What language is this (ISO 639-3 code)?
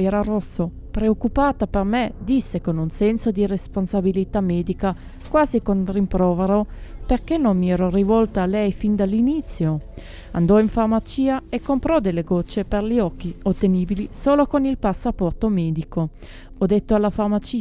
ita